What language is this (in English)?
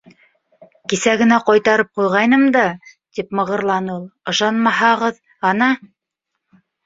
Bashkir